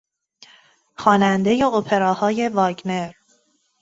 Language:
Persian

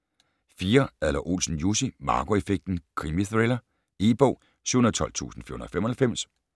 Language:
Danish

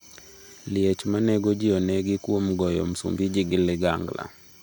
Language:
Luo (Kenya and Tanzania)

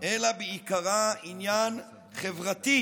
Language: Hebrew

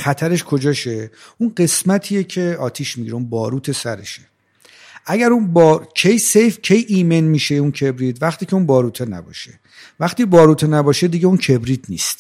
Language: Persian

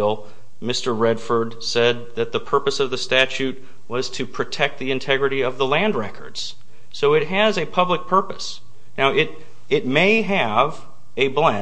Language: English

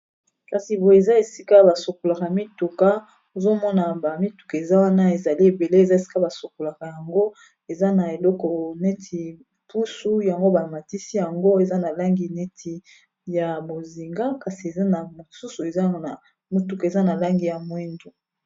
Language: Lingala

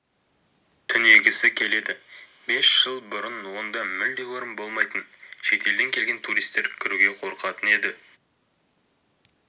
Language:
Kazakh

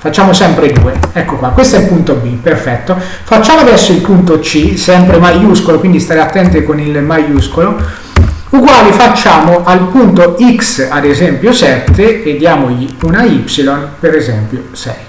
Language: Italian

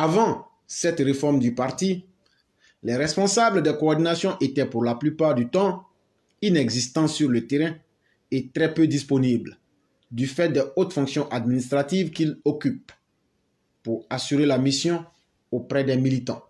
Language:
French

